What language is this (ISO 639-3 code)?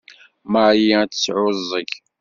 kab